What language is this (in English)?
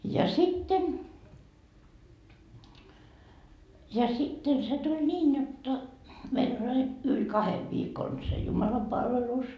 Finnish